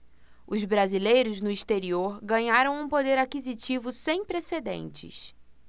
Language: Portuguese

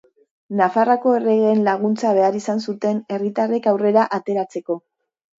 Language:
Basque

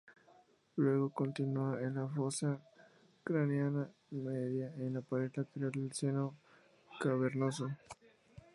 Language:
Spanish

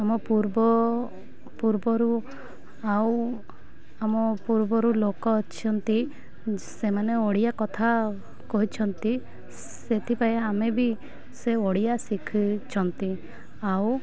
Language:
Odia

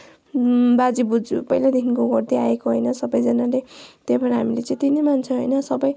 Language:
Nepali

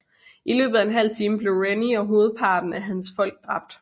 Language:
Danish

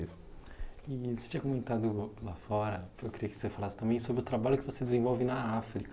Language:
Portuguese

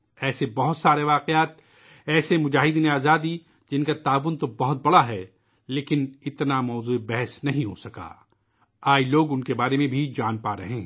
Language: Urdu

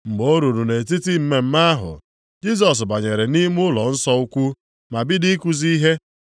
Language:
Igbo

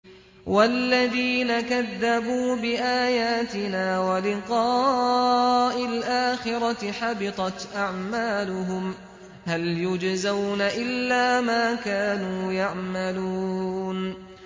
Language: Arabic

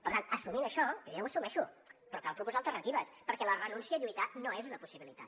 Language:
Catalan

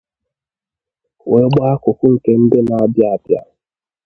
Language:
Igbo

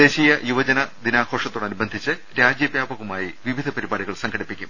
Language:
Malayalam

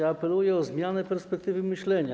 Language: Polish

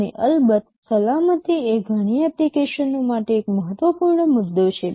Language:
Gujarati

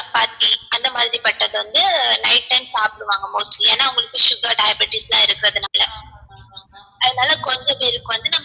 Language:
Tamil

